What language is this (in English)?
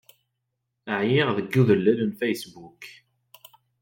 Kabyle